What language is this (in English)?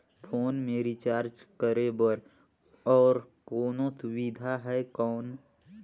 Chhattisgarhi